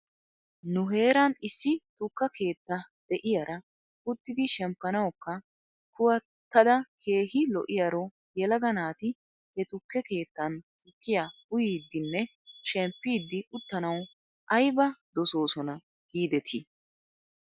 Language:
Wolaytta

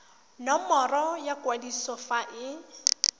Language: Tswana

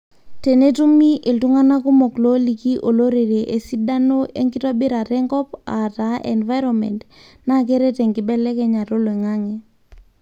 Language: Masai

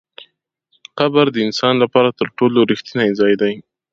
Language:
Pashto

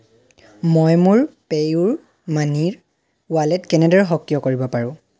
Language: Assamese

